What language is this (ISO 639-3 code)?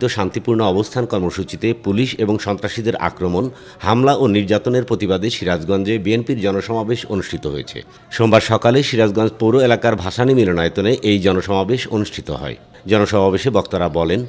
ara